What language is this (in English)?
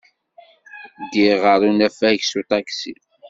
Kabyle